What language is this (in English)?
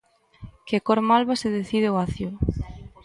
Galician